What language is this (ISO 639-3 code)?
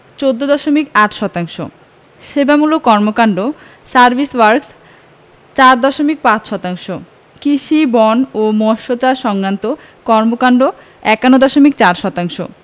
ben